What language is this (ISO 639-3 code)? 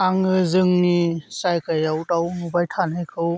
brx